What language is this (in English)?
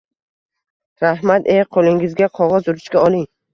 Uzbek